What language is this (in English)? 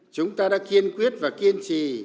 Vietnamese